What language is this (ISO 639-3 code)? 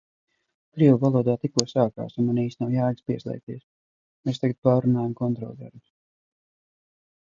lav